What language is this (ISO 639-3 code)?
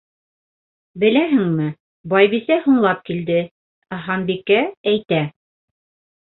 bak